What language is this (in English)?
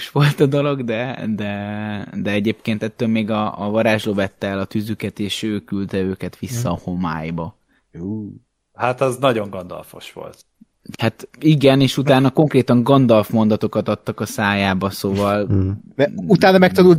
Hungarian